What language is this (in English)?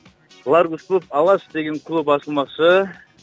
Kazakh